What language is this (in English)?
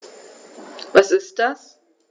German